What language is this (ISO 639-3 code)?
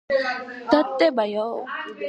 kat